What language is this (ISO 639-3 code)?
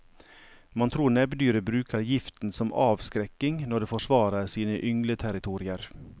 nor